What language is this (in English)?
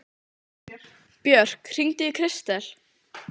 Icelandic